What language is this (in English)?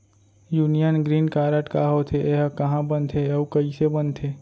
Chhattisgarhi